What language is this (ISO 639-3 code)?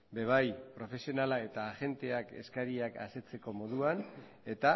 eus